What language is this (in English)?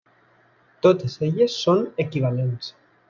Catalan